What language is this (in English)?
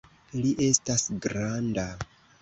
Esperanto